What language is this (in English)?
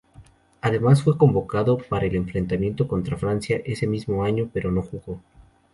Spanish